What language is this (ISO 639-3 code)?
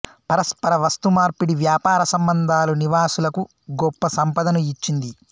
tel